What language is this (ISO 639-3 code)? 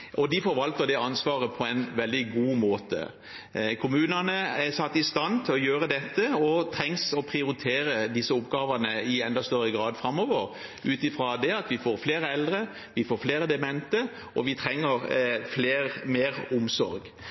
nob